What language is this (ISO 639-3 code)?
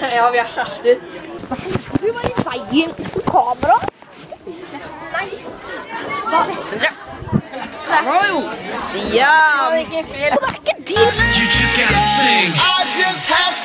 nor